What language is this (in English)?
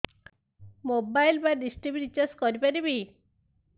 Odia